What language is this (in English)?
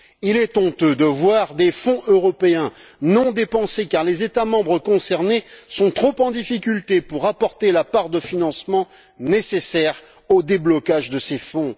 French